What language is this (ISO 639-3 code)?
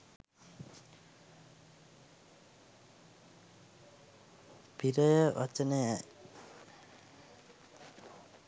sin